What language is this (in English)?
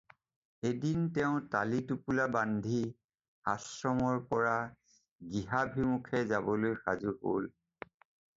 Assamese